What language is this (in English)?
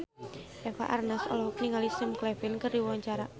Sundanese